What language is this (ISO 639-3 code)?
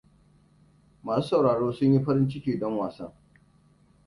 hau